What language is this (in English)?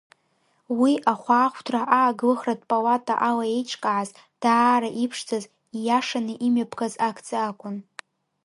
Abkhazian